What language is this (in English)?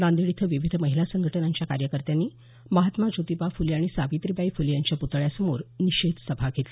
Marathi